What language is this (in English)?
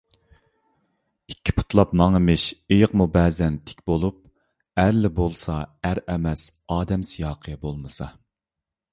Uyghur